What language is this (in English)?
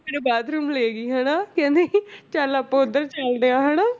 Punjabi